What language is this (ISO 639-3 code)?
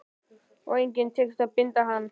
isl